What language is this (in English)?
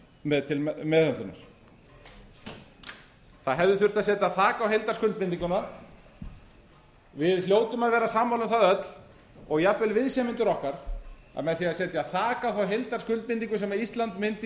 Icelandic